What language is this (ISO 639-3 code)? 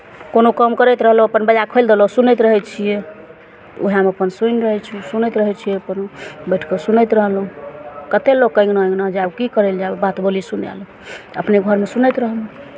mai